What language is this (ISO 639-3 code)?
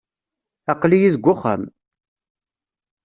kab